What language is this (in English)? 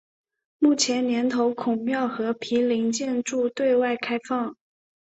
Chinese